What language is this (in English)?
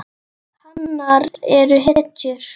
Icelandic